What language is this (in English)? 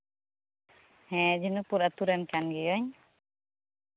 Santali